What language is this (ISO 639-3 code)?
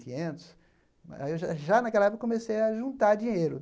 por